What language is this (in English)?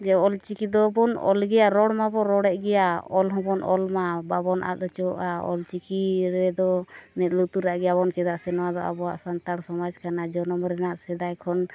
Santali